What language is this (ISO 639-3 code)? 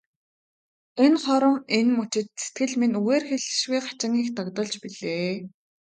mon